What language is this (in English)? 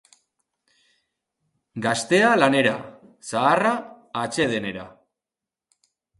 Basque